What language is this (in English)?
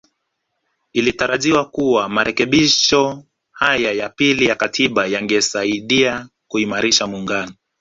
Swahili